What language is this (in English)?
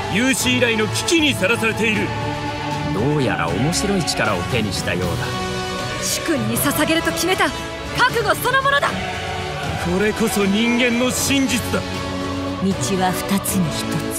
Japanese